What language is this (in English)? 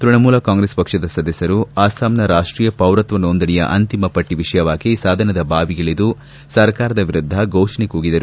Kannada